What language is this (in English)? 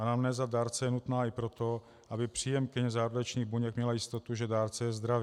Czech